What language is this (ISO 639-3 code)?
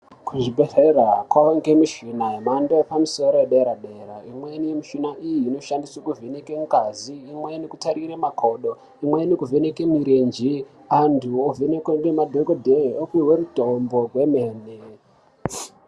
ndc